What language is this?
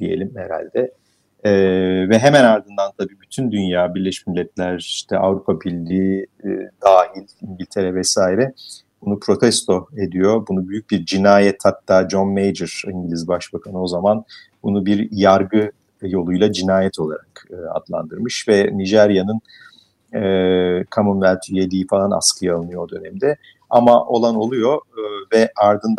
Turkish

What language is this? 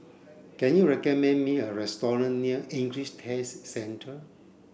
English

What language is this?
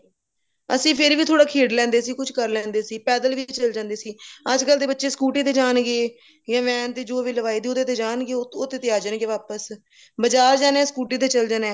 Punjabi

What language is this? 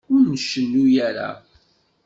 Kabyle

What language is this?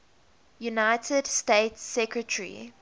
English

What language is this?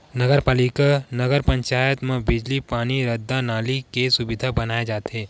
Chhattisgarhi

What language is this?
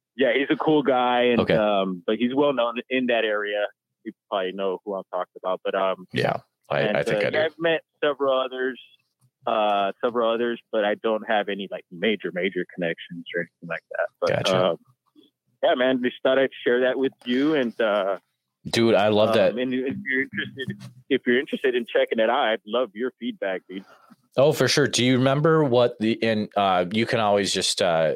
English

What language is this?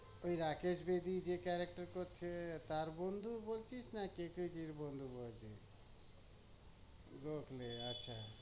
Bangla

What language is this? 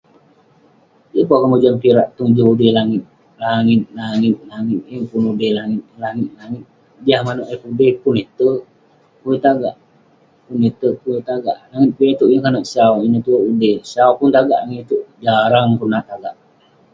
Western Penan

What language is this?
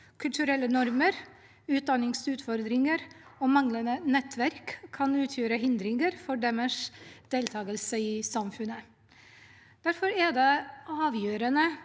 Norwegian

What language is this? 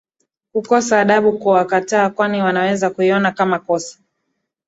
Swahili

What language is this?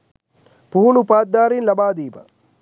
Sinhala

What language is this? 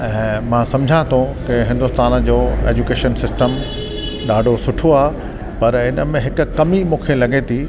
Sindhi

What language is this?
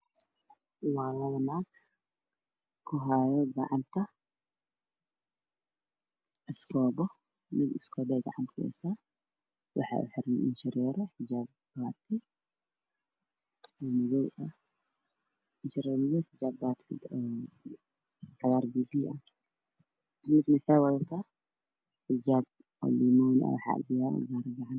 Somali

